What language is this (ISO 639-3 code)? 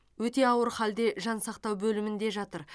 kaz